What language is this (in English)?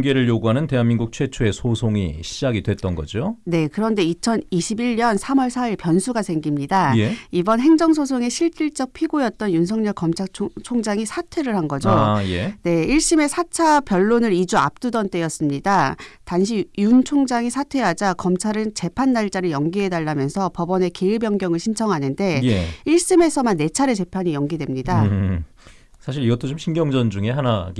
Korean